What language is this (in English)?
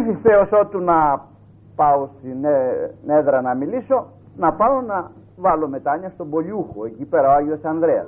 Greek